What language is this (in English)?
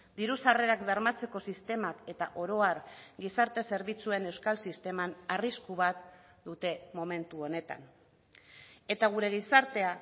Basque